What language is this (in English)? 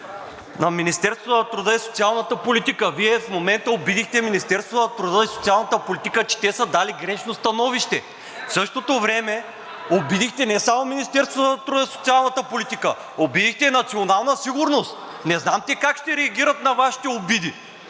Bulgarian